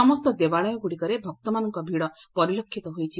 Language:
Odia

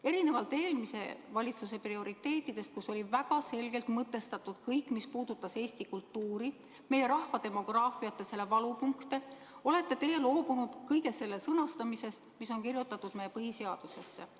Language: Estonian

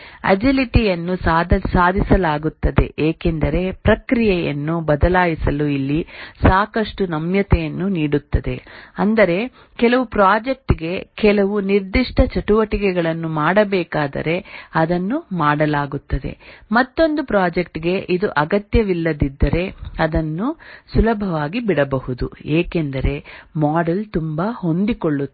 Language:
Kannada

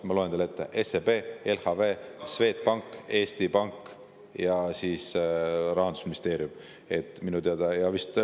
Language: Estonian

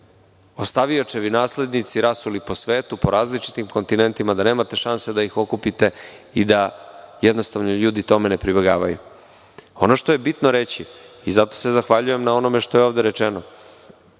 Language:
Serbian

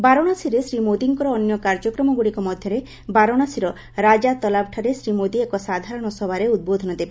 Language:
Odia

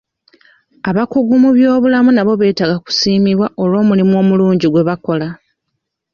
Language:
Ganda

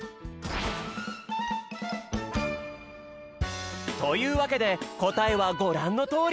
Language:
Japanese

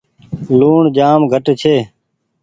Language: Goaria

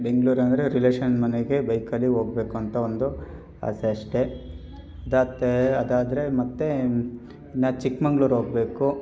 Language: Kannada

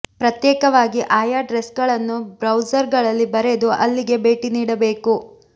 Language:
Kannada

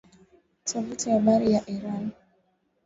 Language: Swahili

